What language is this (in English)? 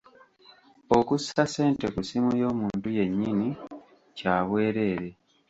Ganda